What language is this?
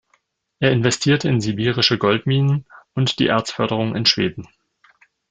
German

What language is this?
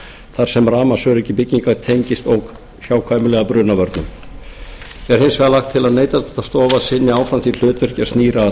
Icelandic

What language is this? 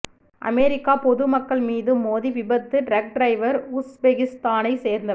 Tamil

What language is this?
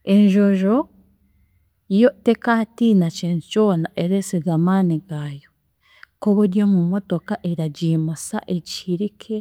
Chiga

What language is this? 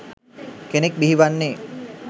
Sinhala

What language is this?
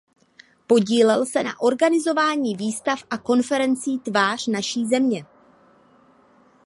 Czech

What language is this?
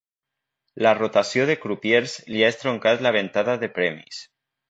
Catalan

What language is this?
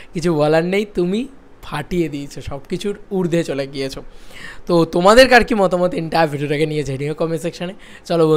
Bangla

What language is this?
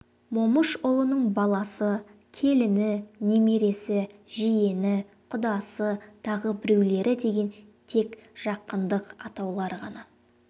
Kazakh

